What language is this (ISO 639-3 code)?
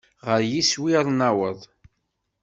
kab